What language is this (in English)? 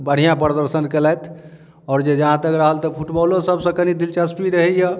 Maithili